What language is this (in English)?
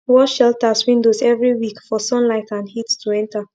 Nigerian Pidgin